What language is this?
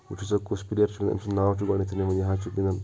Kashmiri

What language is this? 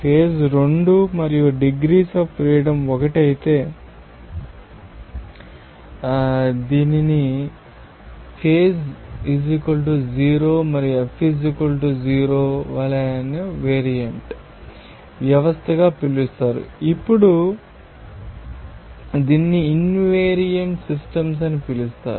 Telugu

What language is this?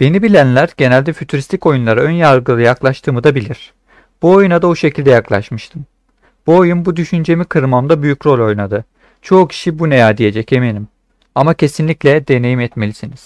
Turkish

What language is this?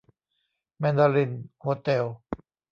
Thai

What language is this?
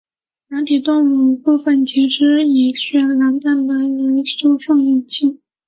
Chinese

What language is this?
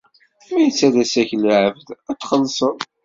Kabyle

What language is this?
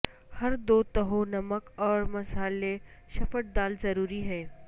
Urdu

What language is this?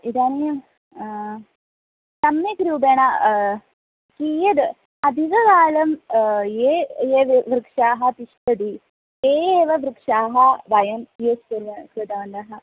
Sanskrit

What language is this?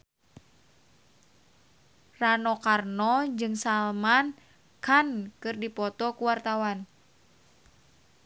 Sundanese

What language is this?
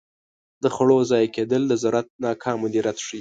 Pashto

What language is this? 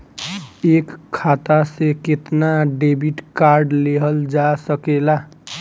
Bhojpuri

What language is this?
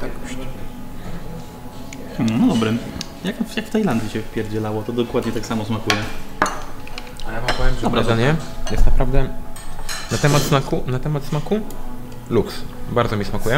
Polish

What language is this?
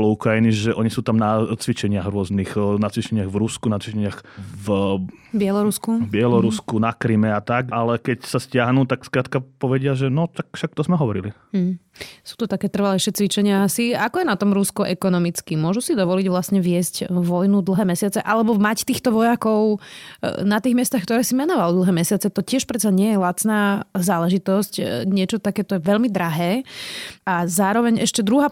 Slovak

